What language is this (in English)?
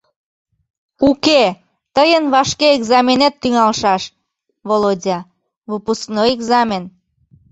Mari